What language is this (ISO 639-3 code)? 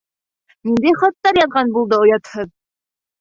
bak